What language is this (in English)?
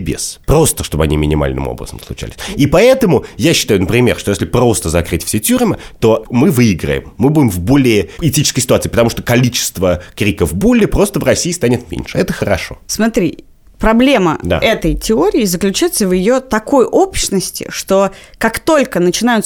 Russian